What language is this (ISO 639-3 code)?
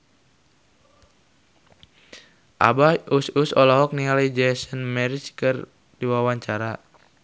sun